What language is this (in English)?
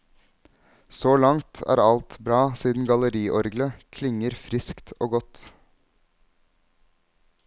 Norwegian